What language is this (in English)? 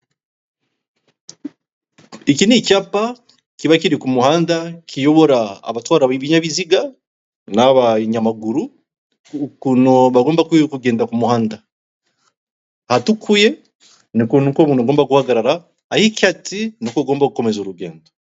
Kinyarwanda